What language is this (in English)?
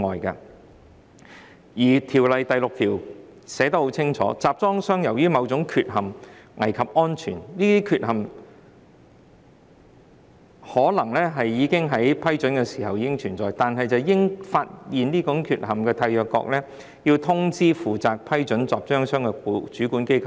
Cantonese